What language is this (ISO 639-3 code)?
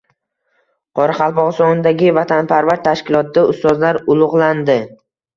uzb